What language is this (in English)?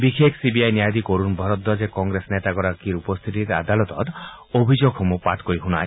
Assamese